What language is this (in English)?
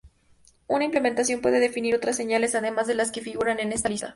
Spanish